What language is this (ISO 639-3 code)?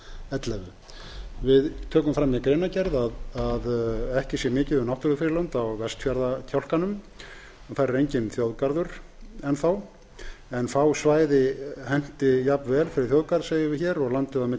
isl